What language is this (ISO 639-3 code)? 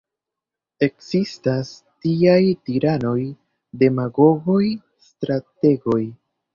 epo